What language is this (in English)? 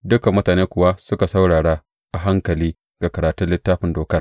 Hausa